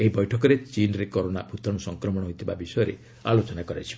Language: Odia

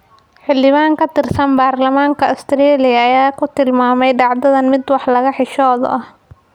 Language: Somali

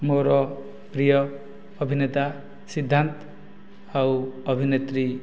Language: Odia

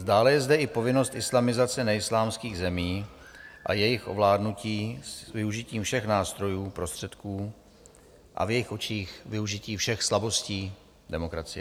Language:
Czech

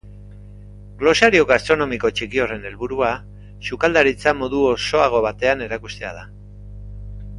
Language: Basque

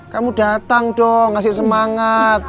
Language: Indonesian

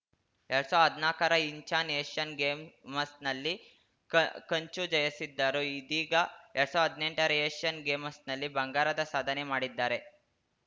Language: Kannada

